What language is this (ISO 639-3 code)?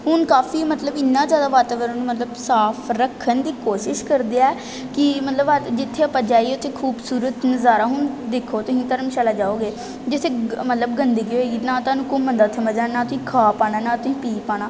pan